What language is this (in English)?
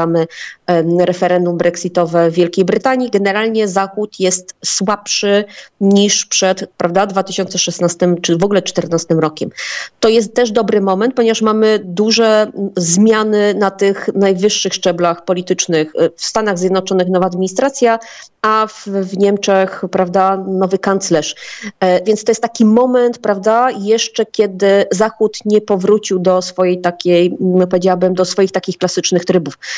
Polish